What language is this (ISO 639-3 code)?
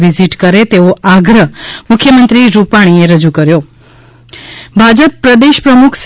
guj